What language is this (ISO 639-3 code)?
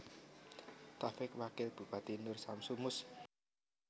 jav